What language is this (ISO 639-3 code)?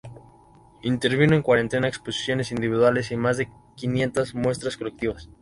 spa